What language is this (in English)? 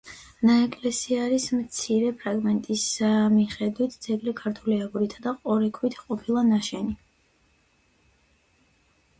Georgian